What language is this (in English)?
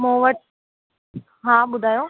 Sindhi